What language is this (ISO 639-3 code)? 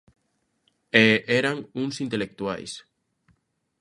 glg